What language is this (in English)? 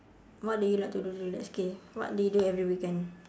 English